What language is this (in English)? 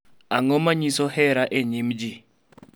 Luo (Kenya and Tanzania)